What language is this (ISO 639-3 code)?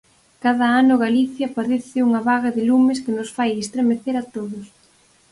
glg